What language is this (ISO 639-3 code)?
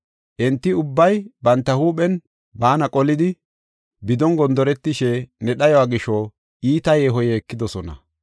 gof